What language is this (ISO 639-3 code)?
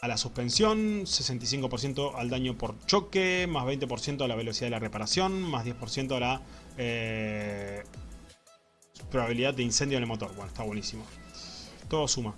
spa